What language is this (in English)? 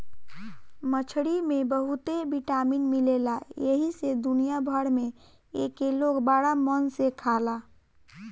Bhojpuri